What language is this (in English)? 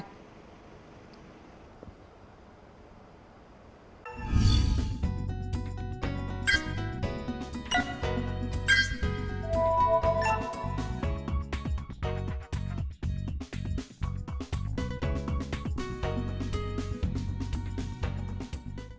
Vietnamese